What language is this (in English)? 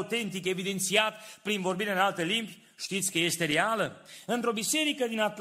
Romanian